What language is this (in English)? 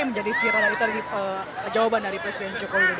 Indonesian